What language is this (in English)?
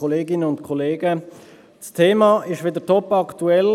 Swiss German